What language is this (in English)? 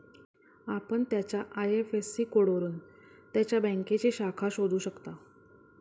Marathi